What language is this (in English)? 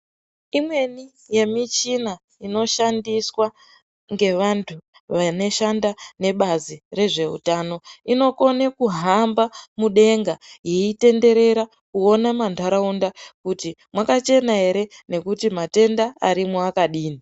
Ndau